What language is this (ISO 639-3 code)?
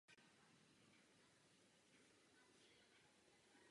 ces